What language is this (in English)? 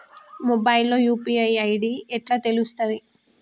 Telugu